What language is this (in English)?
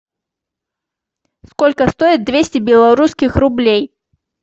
Russian